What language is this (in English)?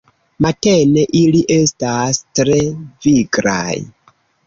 Esperanto